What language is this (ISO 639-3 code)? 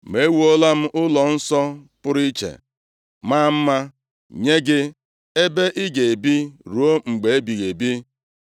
ibo